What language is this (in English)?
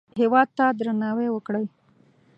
Pashto